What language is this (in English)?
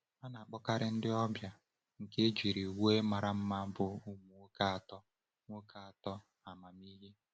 Igbo